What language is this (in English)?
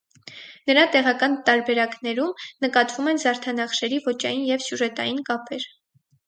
Armenian